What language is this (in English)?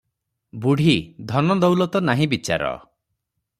Odia